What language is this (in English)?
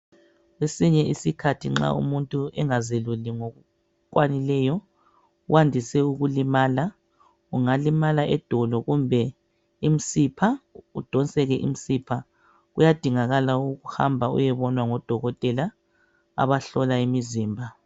North Ndebele